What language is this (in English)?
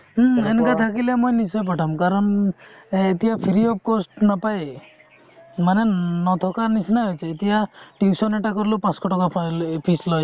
Assamese